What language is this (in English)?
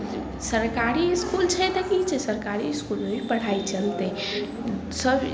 Maithili